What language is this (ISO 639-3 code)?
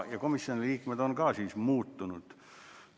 est